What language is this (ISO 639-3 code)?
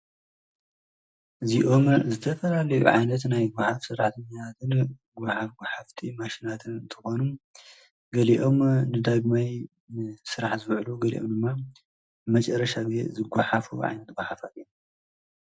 tir